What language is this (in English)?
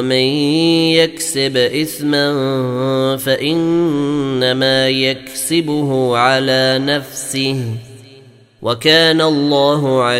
Arabic